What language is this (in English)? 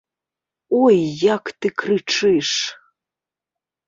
Belarusian